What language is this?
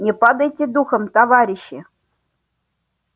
Russian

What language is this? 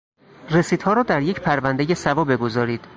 Persian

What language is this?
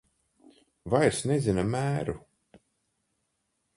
Latvian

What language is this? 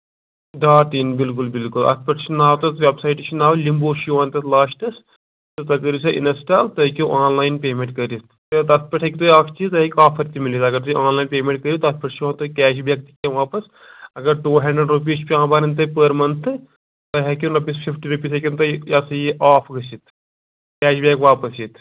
Kashmiri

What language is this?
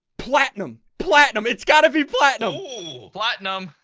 English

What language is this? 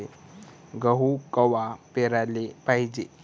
Marathi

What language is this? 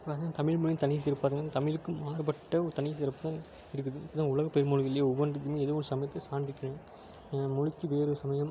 Tamil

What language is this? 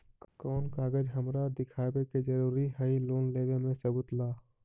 Magahi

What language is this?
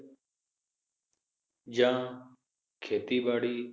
Punjabi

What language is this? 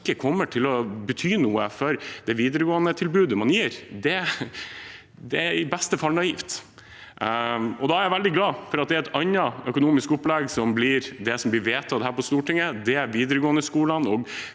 Norwegian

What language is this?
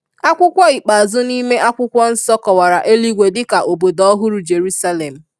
Igbo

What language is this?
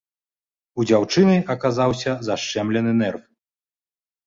Belarusian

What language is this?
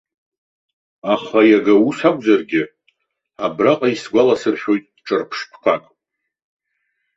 Abkhazian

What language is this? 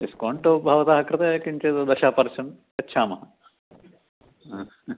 Sanskrit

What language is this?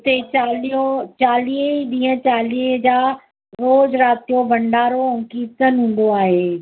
Sindhi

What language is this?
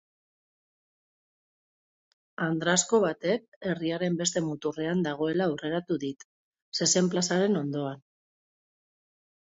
Basque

